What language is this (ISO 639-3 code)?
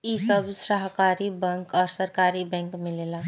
bho